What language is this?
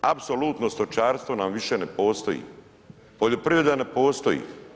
Croatian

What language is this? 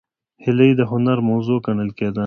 Pashto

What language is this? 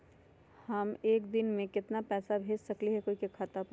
Magahi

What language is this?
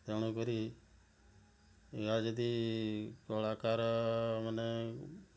Odia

